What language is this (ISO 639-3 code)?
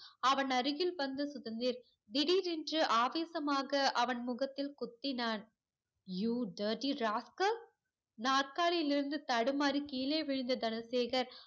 tam